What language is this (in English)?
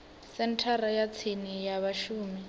Venda